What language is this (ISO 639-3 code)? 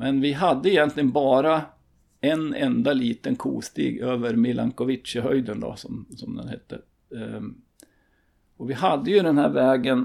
swe